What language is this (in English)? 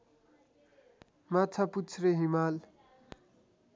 Nepali